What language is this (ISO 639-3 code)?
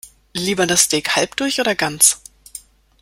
deu